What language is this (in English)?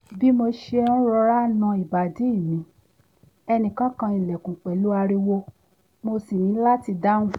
Yoruba